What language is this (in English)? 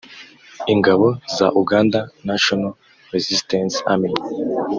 Kinyarwanda